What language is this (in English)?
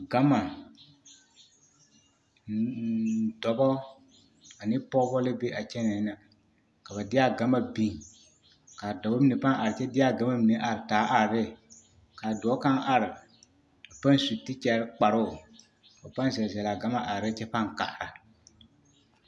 Southern Dagaare